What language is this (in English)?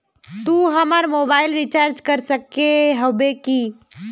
Magahi